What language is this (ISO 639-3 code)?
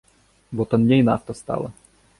bel